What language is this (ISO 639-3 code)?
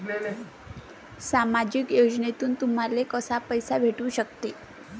mar